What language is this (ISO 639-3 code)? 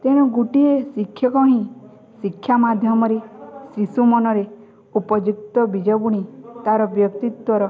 ori